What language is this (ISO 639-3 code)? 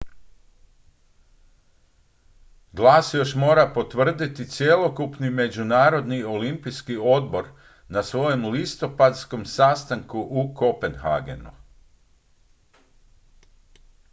hrv